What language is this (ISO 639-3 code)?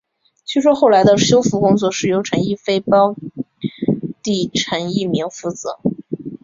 zho